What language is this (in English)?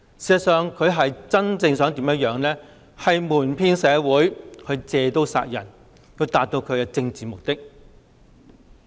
Cantonese